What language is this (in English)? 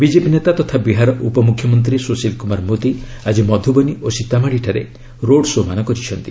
Odia